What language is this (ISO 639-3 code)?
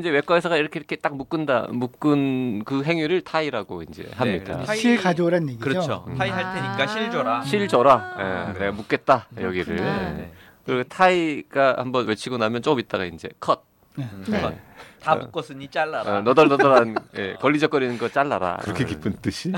kor